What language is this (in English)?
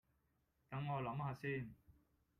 Cantonese